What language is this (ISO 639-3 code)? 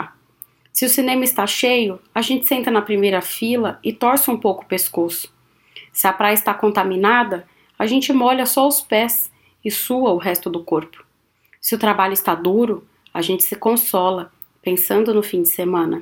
por